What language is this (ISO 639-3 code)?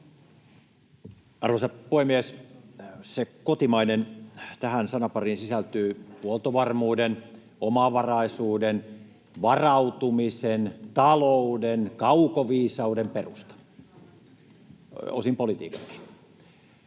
fin